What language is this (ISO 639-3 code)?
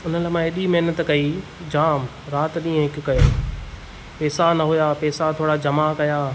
snd